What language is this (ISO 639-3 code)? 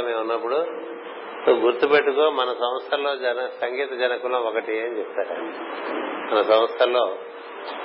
tel